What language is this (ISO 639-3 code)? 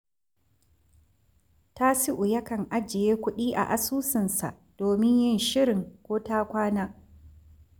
hau